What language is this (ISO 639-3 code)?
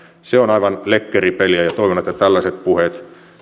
fin